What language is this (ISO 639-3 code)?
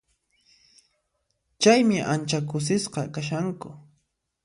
qxp